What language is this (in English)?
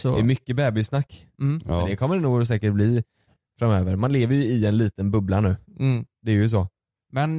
Swedish